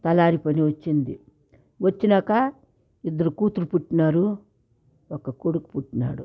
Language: Telugu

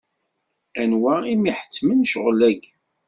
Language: Kabyle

